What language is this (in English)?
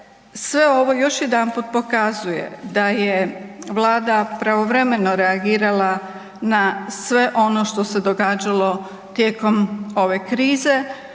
Croatian